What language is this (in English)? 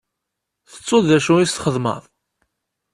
Kabyle